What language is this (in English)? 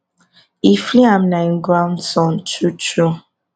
Nigerian Pidgin